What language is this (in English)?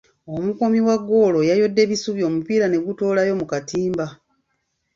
Ganda